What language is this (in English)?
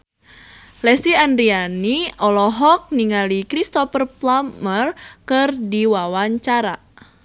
Sundanese